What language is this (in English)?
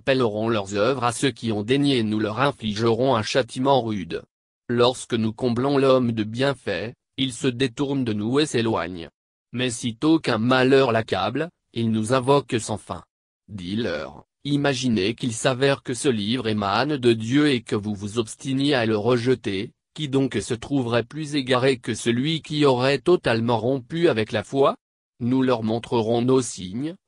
French